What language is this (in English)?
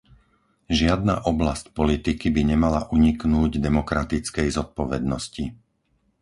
Slovak